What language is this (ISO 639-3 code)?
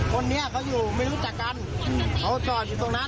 tha